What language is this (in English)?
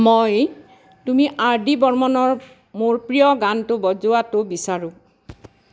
Assamese